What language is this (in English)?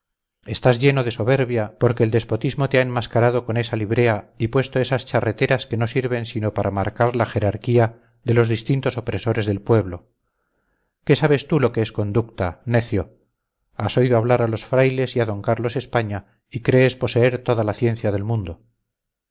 Spanish